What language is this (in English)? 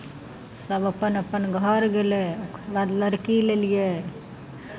Maithili